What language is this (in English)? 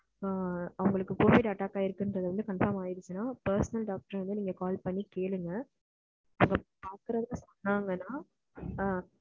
Tamil